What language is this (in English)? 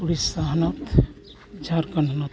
Santali